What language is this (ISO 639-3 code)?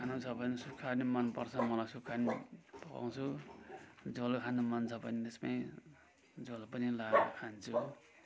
nep